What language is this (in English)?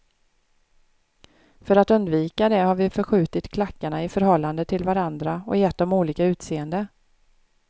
Swedish